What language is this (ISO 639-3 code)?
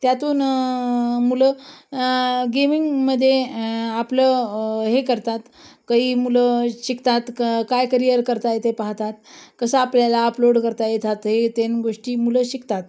mar